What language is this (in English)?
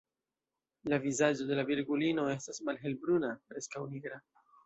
Esperanto